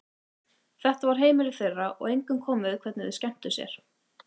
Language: Icelandic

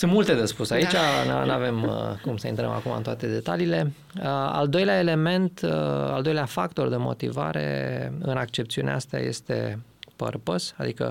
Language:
Romanian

